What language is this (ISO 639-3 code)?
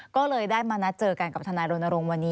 tha